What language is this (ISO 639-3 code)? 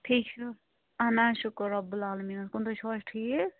kas